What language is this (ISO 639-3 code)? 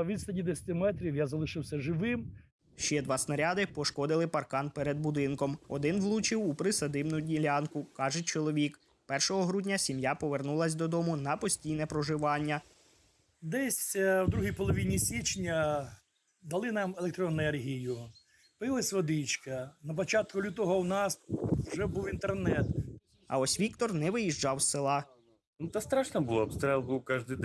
ukr